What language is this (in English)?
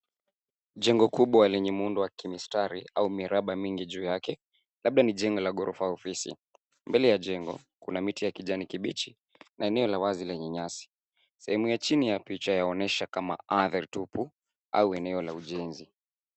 Swahili